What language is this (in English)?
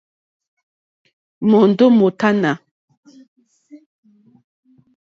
Mokpwe